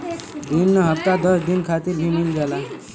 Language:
Bhojpuri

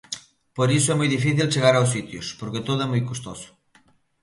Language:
Galician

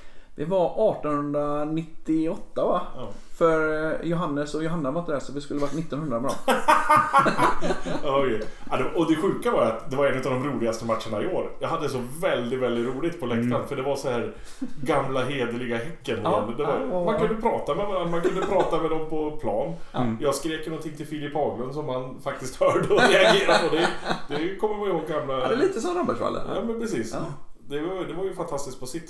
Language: Swedish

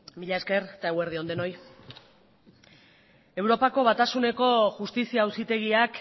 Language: Basque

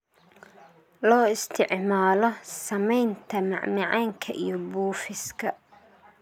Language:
Somali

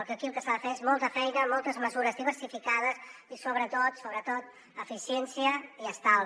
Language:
Catalan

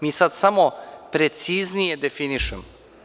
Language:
Serbian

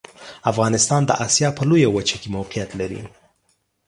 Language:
Pashto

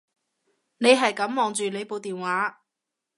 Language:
Cantonese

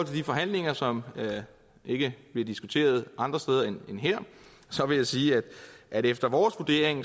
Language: Danish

